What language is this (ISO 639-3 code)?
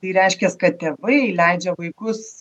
lit